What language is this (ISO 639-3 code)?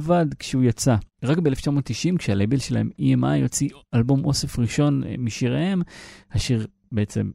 heb